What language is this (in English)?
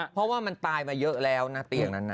Thai